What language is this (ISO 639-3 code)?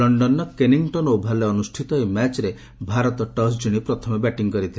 ori